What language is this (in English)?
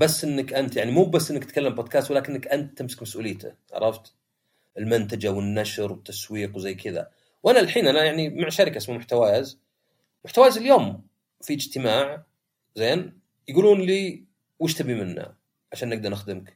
Arabic